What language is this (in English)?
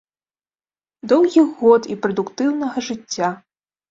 Belarusian